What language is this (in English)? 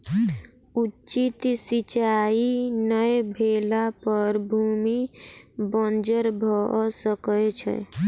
Maithili